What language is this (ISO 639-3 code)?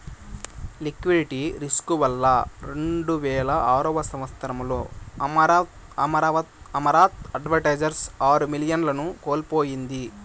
tel